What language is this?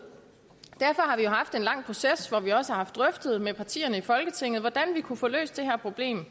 Danish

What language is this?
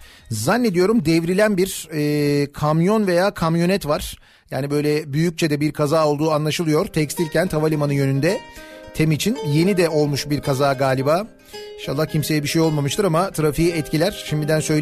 Turkish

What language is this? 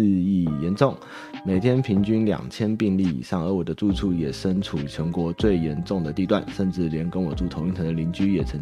Chinese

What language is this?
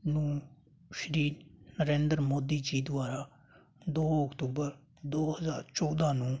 Punjabi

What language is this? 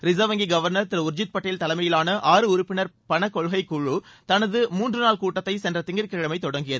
Tamil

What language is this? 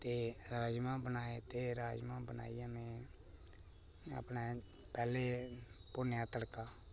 Dogri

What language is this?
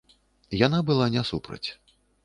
Belarusian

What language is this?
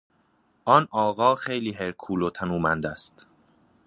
Persian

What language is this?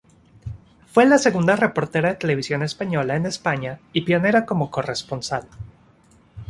Spanish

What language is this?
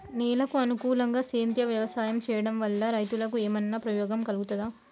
Telugu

